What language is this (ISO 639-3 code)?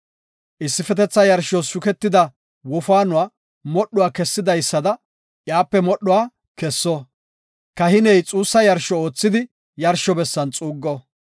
gof